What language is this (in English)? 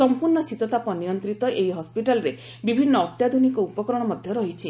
Odia